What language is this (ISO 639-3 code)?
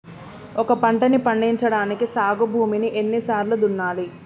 tel